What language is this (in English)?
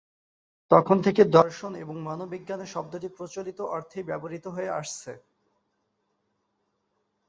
Bangla